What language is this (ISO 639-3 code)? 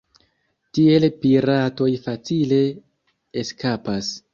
epo